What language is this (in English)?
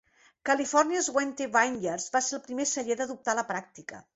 Catalan